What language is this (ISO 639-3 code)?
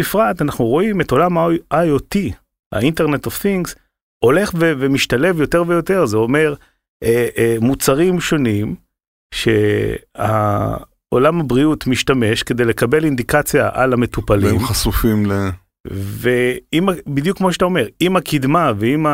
heb